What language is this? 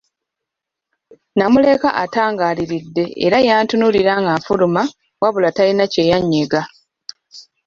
Ganda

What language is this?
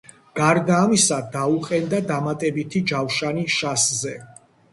Georgian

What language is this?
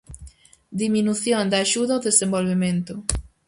Galician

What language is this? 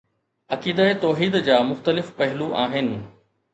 Sindhi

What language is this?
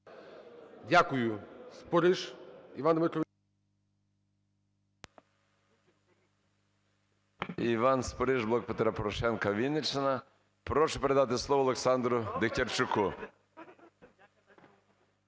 Ukrainian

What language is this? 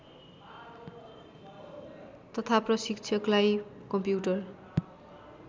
Nepali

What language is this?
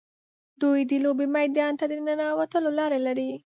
Pashto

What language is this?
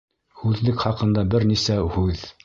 Bashkir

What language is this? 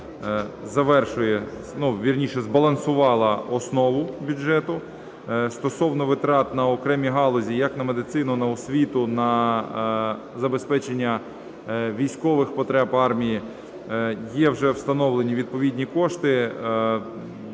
Ukrainian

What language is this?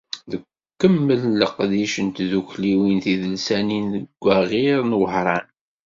Kabyle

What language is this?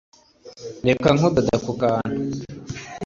Kinyarwanda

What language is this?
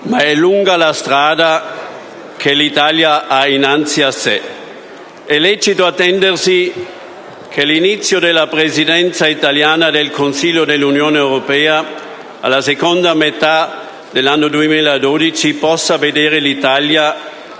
Italian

